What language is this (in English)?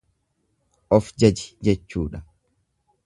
Oromo